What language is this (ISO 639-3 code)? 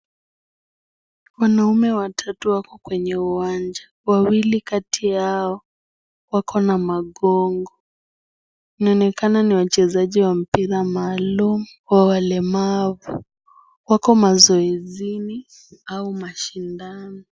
swa